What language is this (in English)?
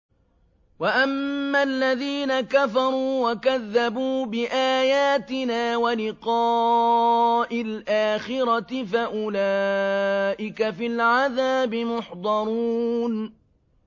Arabic